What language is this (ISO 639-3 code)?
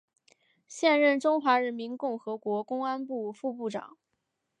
zho